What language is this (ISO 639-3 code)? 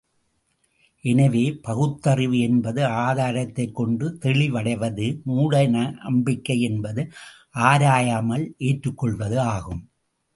tam